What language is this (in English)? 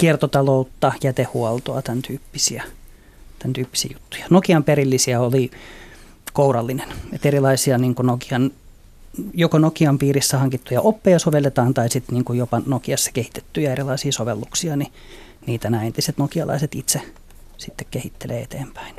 Finnish